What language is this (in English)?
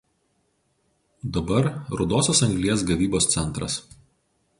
Lithuanian